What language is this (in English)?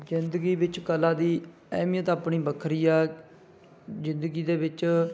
Punjabi